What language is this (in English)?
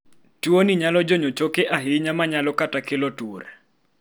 Luo (Kenya and Tanzania)